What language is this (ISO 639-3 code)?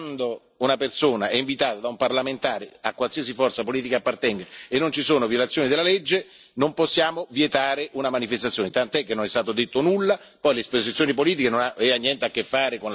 ita